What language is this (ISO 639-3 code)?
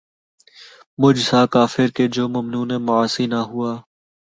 urd